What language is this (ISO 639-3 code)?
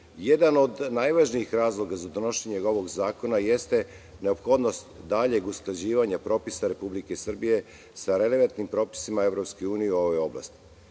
srp